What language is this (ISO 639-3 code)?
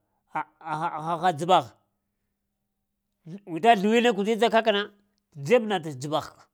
hia